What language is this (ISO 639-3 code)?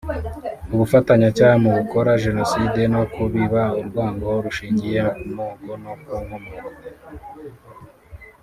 kin